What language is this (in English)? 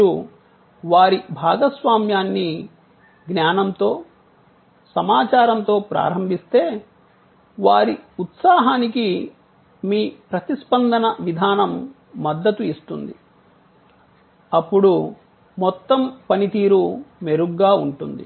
Telugu